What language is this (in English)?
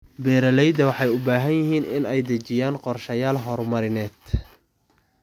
Somali